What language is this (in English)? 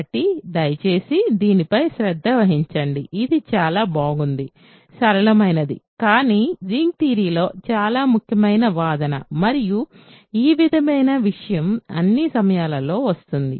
Telugu